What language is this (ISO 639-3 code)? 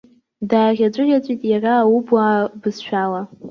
abk